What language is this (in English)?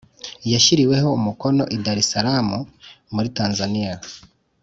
Kinyarwanda